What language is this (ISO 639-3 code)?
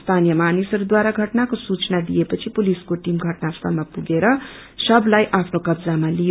nep